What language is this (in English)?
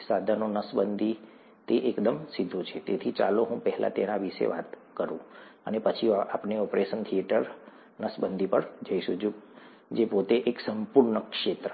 Gujarati